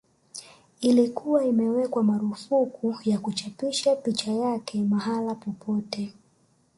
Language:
Swahili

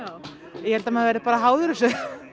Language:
Icelandic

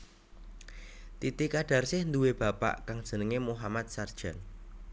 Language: Javanese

